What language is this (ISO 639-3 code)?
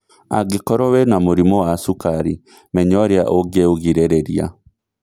kik